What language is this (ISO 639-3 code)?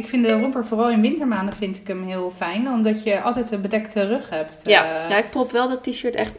nld